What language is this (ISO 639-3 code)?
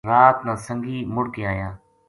gju